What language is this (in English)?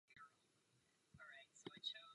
Czech